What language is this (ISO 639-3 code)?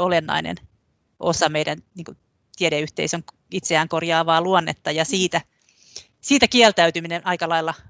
fin